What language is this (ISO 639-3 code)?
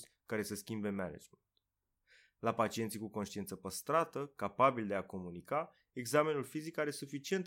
ron